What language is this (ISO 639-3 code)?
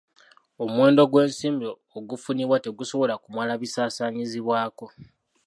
lug